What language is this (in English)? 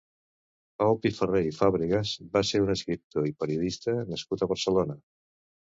Catalan